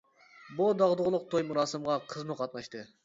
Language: Uyghur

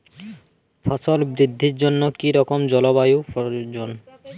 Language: Bangla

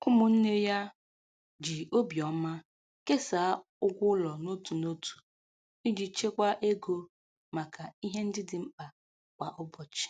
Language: Igbo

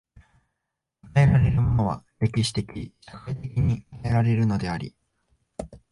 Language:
Japanese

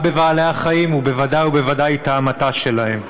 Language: Hebrew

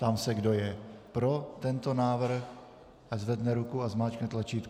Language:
Czech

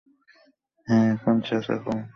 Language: Bangla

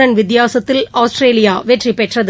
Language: Tamil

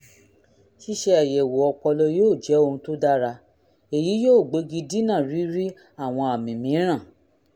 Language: Yoruba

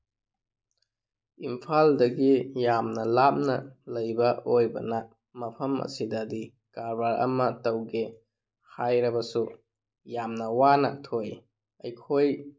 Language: Manipuri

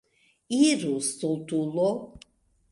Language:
Esperanto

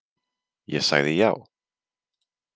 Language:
Icelandic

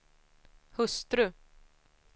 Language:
Swedish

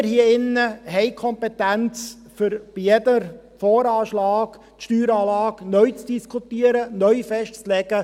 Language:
Swiss German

